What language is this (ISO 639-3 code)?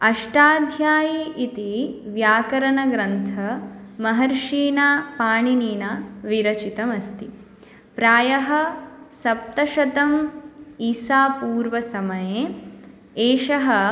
san